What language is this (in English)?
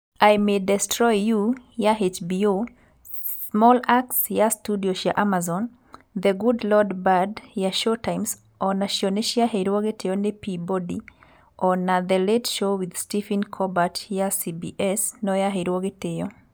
Kikuyu